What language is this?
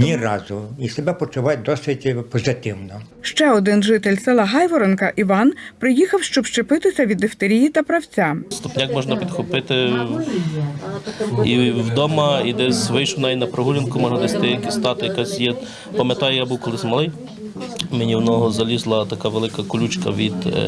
Ukrainian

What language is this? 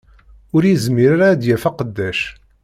Kabyle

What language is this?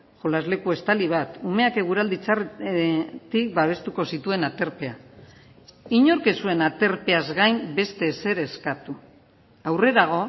Basque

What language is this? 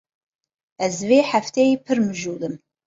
Kurdish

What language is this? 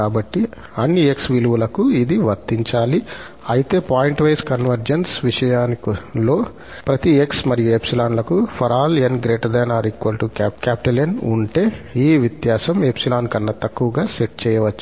Telugu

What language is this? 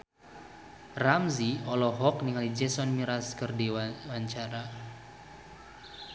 Sundanese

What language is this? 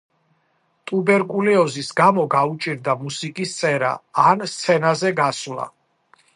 Georgian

